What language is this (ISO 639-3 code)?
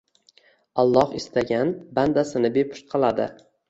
uzb